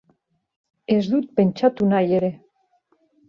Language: Basque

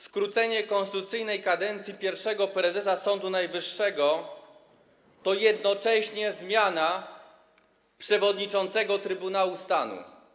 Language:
Polish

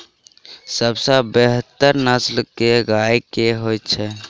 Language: Maithili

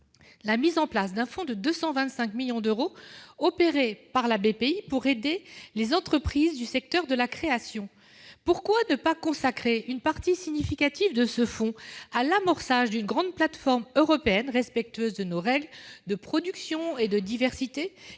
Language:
French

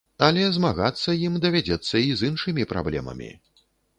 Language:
Belarusian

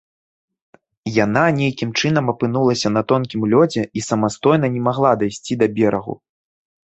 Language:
Belarusian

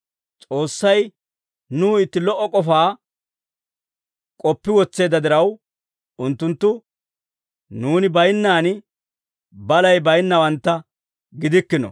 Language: Dawro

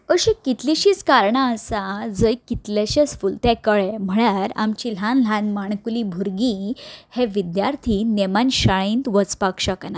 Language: Konkani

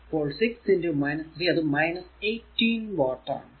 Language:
Malayalam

